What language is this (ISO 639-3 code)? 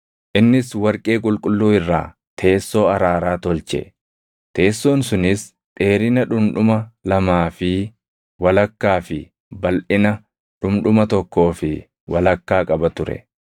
orm